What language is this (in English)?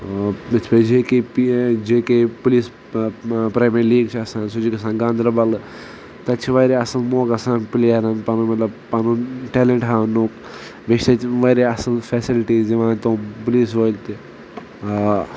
Kashmiri